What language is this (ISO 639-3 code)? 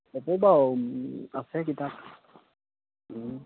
asm